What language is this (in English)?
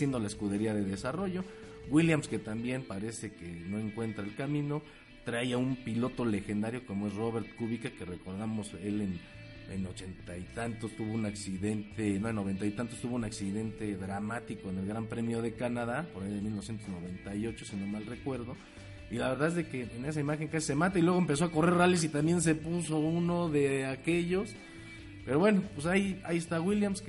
Spanish